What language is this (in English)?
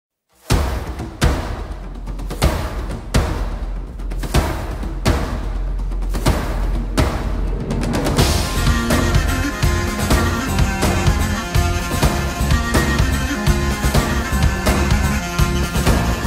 Turkish